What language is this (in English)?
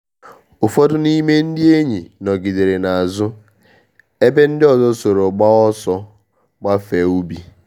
Igbo